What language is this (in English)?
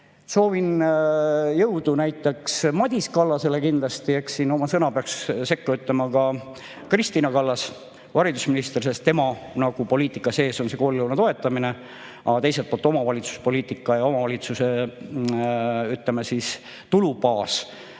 Estonian